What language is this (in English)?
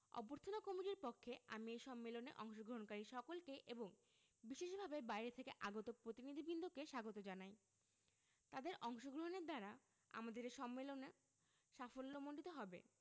Bangla